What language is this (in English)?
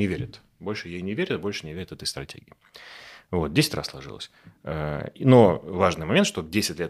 Russian